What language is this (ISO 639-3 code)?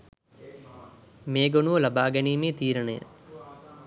sin